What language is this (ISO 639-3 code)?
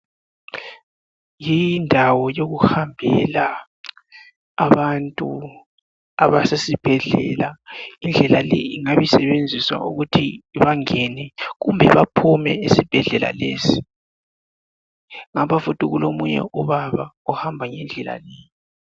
nde